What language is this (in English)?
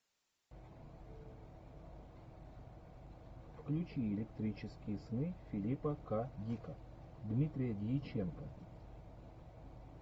Russian